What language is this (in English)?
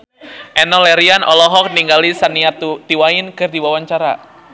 Sundanese